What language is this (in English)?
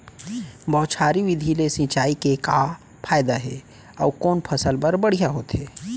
Chhattisgarhi